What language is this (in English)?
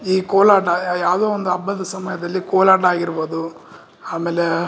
Kannada